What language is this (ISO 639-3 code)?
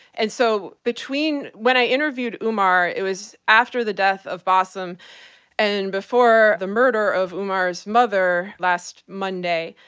eng